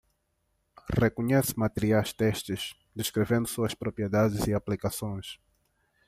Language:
Portuguese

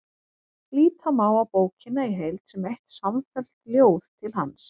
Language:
Icelandic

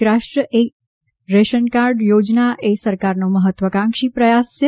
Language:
Gujarati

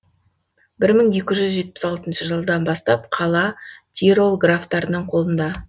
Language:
Kazakh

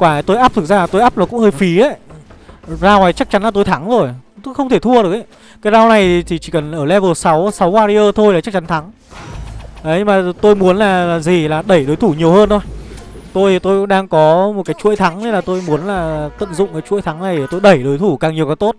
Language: Vietnamese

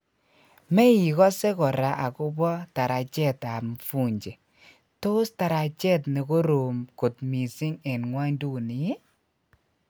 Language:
Kalenjin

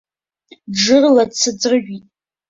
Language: Abkhazian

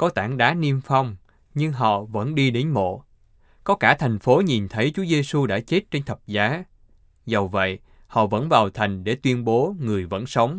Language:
Vietnamese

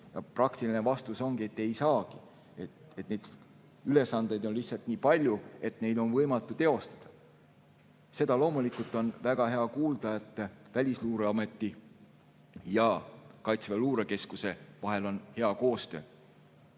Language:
Estonian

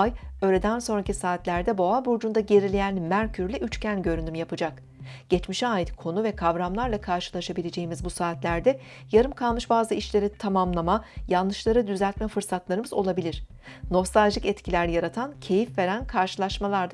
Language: Turkish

